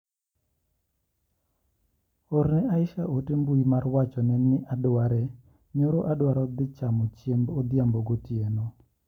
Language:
Luo (Kenya and Tanzania)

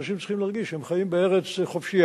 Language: Hebrew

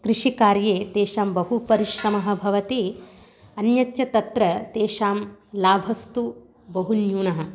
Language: Sanskrit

